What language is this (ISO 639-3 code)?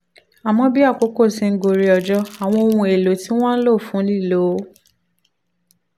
yor